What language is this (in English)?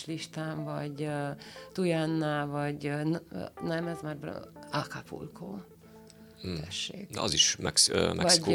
Hungarian